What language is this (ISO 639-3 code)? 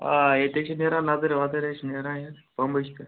kas